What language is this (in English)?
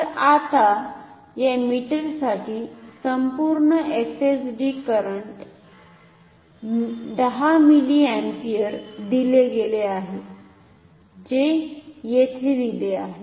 Marathi